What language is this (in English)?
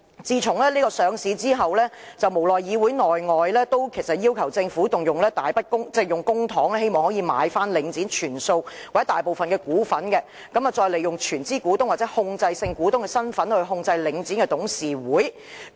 Cantonese